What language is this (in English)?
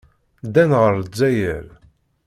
Kabyle